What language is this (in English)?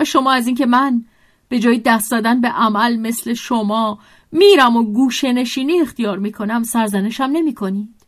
Persian